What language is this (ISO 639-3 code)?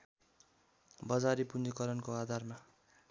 nep